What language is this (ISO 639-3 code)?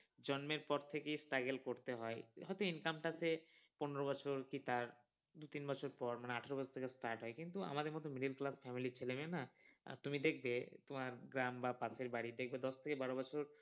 ben